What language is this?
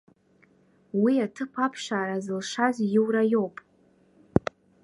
Abkhazian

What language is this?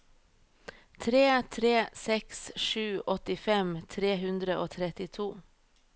Norwegian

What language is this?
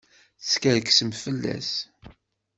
Kabyle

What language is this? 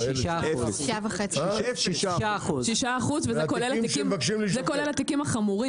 Hebrew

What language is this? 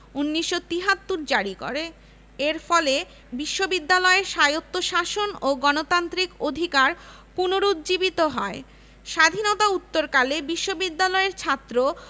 Bangla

